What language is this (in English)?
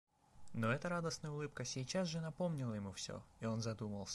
Russian